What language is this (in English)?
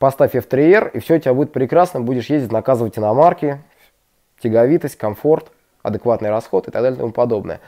Russian